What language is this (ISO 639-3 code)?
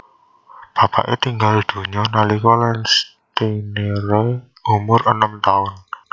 jav